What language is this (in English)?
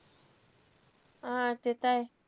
Marathi